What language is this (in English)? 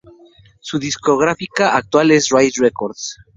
Spanish